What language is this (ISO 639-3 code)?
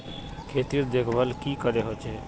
mag